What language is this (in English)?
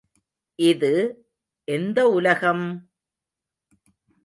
Tamil